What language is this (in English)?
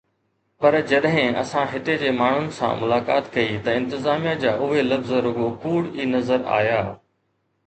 Sindhi